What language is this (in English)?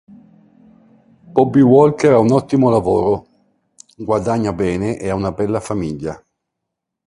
Italian